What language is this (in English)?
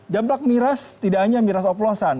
Indonesian